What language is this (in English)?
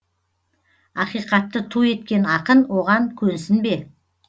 Kazakh